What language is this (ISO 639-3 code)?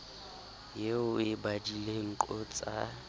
sot